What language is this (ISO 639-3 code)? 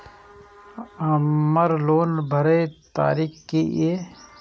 mai